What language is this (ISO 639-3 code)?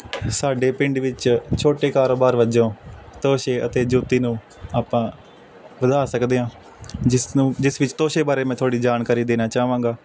pan